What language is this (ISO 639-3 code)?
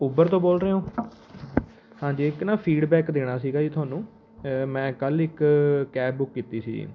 pan